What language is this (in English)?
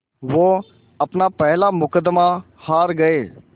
Hindi